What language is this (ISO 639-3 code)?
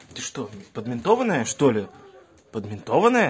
rus